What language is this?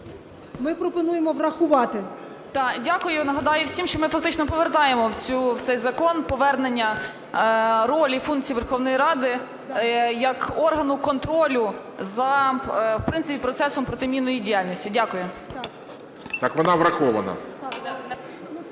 Ukrainian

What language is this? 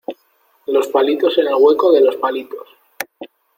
Spanish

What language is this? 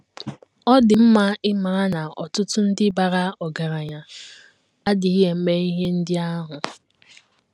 Igbo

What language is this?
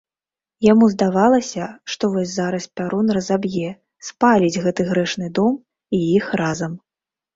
Belarusian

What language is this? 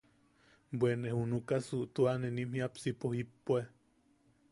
Yaqui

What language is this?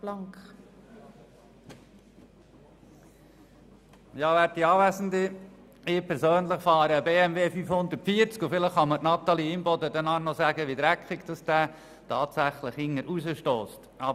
Swiss German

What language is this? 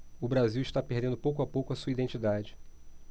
Portuguese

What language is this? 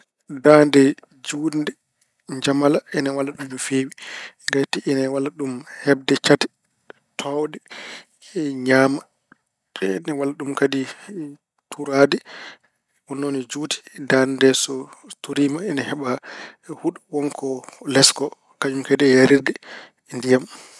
Fula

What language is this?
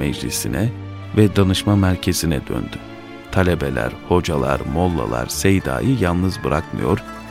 Turkish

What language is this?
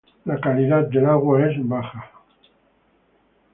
Spanish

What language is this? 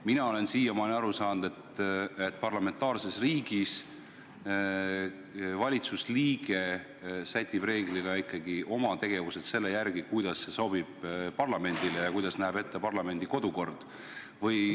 Estonian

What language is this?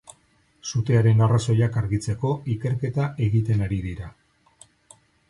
Basque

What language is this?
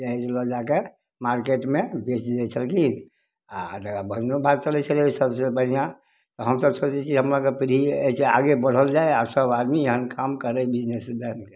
Maithili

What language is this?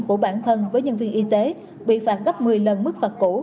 Vietnamese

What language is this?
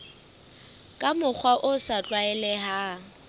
Southern Sotho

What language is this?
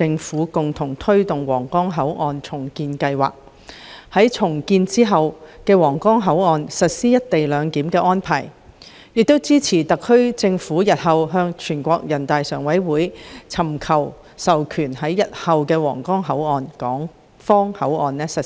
Cantonese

